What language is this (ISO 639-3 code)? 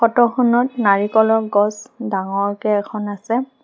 asm